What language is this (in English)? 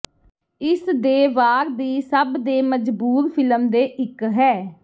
Punjabi